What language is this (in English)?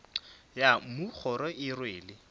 Northern Sotho